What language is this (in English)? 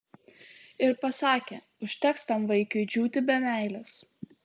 Lithuanian